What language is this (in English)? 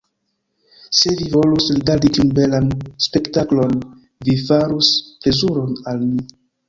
Esperanto